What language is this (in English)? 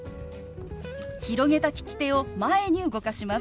Japanese